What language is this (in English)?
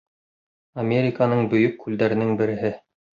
Bashkir